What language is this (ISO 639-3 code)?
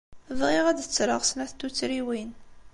kab